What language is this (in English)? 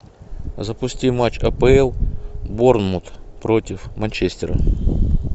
Russian